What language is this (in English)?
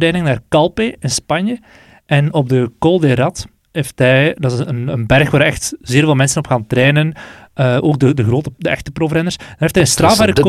Dutch